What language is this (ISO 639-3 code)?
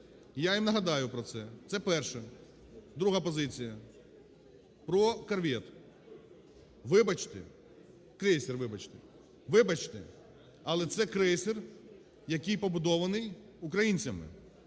ukr